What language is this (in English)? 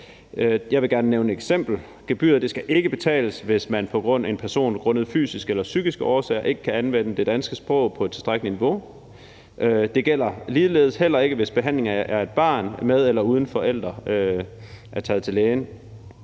Danish